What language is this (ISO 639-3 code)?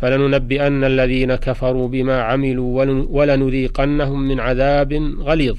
ara